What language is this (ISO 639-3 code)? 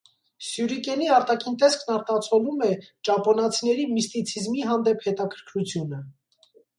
hye